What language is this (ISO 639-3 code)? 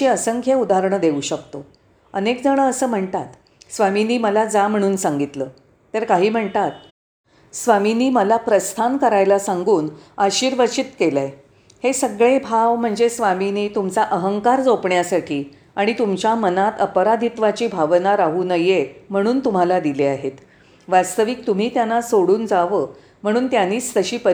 mar